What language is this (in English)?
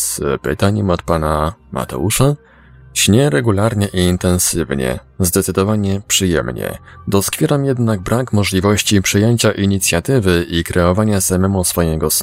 Polish